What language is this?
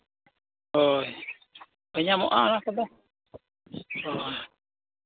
Santali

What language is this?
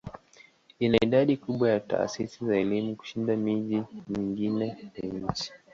Swahili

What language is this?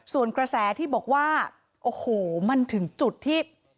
Thai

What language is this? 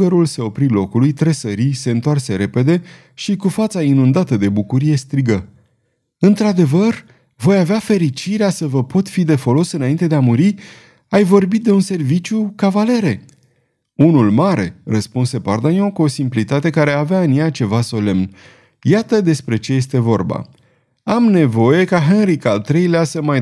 Romanian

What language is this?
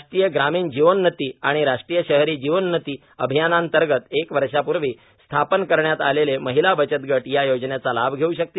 Marathi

